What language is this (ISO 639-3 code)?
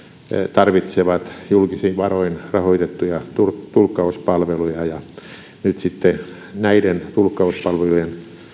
fin